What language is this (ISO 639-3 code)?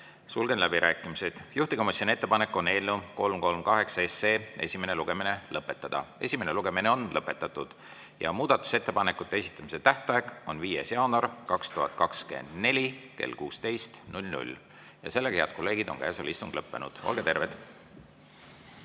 est